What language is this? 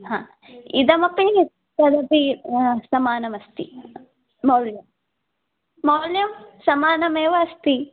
Sanskrit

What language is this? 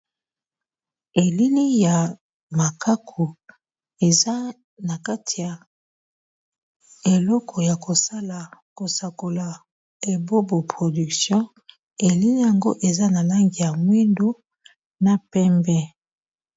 Lingala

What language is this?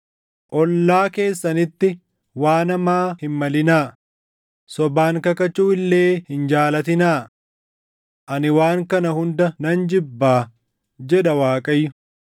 Oromo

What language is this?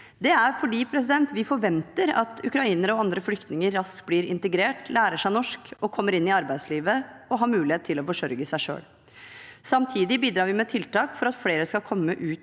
Norwegian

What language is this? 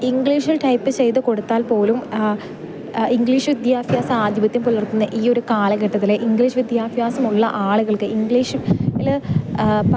Malayalam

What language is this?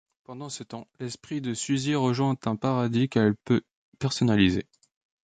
French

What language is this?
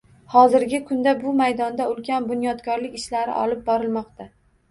Uzbek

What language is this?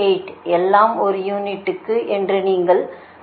Tamil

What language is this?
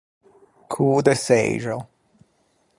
Ligurian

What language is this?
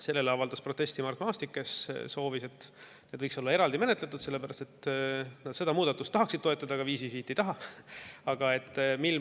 Estonian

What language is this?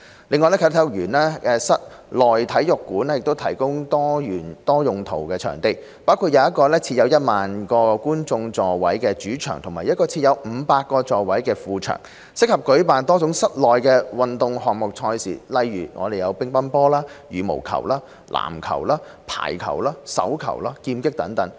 Cantonese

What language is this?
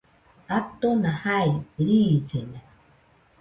Nüpode Huitoto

